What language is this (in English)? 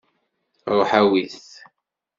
Kabyle